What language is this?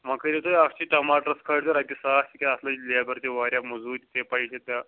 Kashmiri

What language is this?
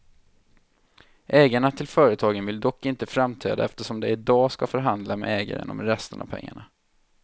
Swedish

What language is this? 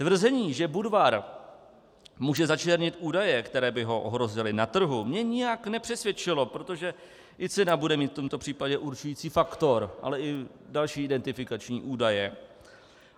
Czech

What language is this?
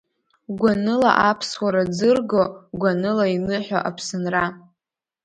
Abkhazian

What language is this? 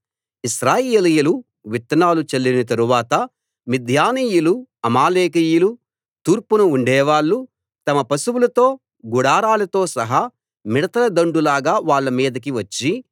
Telugu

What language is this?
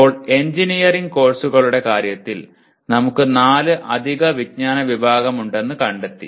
Malayalam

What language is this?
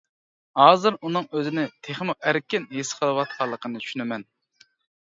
Uyghur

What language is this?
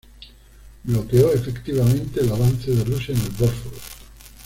Spanish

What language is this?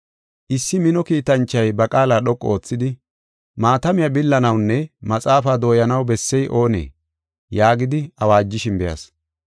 Gofa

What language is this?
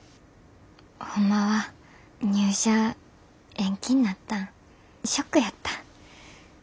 Japanese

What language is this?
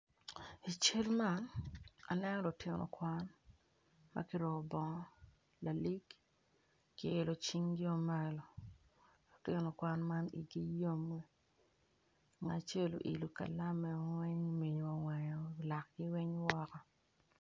Acoli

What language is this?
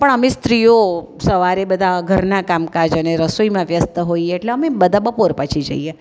Gujarati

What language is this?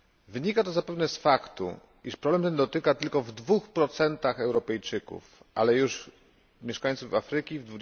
Polish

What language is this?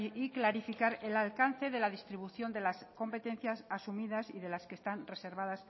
Spanish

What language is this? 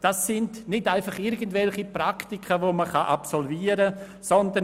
Swiss German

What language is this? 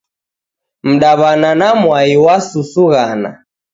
Taita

